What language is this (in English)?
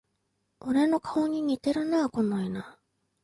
Japanese